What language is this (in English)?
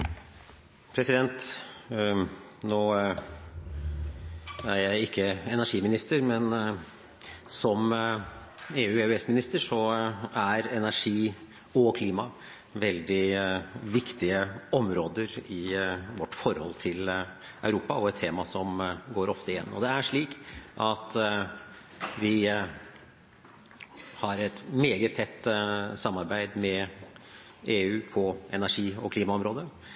Norwegian Bokmål